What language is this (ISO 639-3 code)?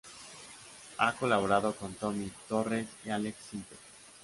spa